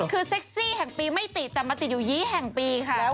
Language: Thai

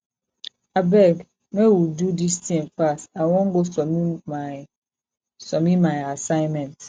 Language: Nigerian Pidgin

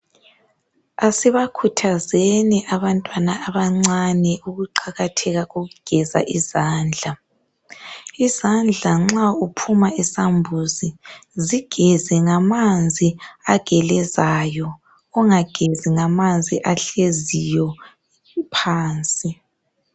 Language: North Ndebele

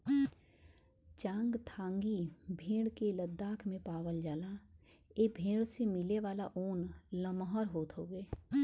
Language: Bhojpuri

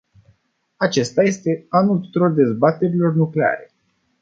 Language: Romanian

